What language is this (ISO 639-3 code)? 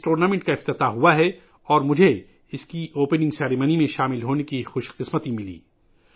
urd